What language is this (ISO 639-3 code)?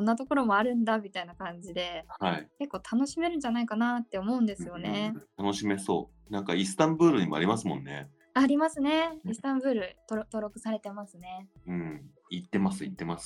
jpn